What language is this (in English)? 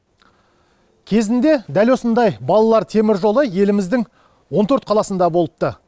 Kazakh